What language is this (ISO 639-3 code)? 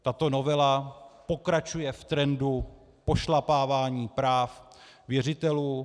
ces